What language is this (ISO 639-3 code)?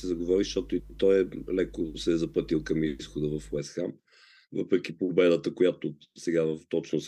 bul